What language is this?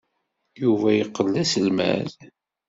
Kabyle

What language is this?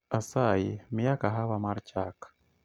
Luo (Kenya and Tanzania)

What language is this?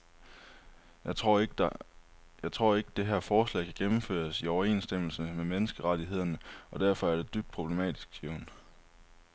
Danish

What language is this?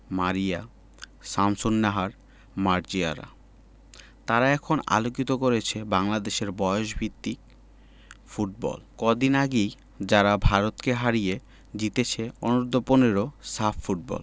Bangla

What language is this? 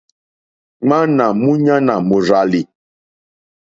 Mokpwe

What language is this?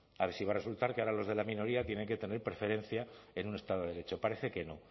Spanish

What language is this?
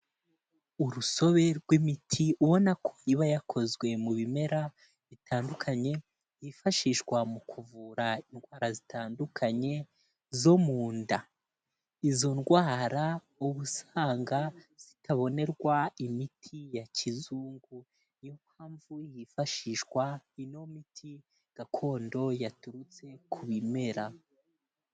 Kinyarwanda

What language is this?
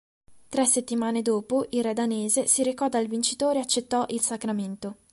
Italian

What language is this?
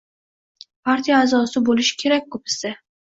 Uzbek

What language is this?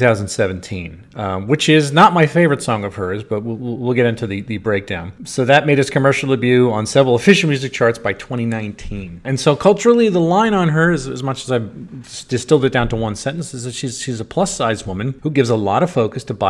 English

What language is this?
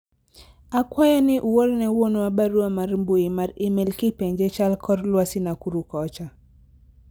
Luo (Kenya and Tanzania)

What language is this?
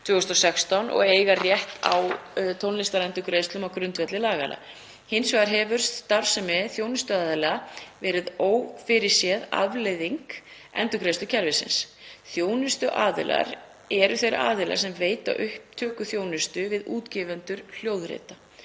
Icelandic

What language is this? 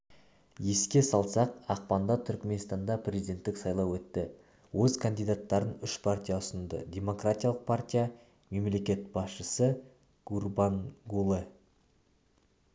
Kazakh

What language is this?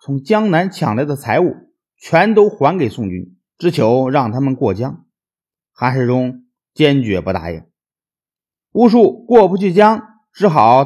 Chinese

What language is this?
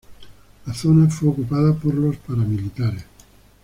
Spanish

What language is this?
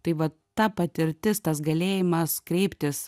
Lithuanian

